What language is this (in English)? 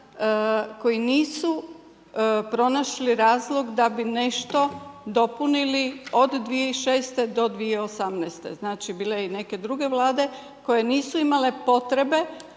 Croatian